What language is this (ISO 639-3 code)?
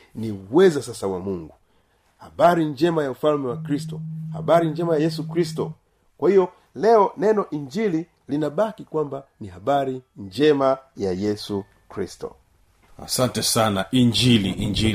swa